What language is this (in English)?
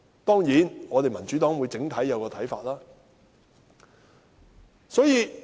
Cantonese